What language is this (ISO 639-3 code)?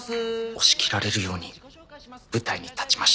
jpn